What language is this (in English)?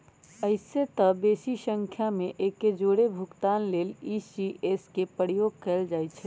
Magahi